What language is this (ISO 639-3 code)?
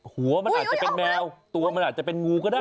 tha